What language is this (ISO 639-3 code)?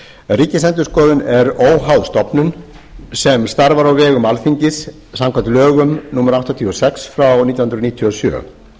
isl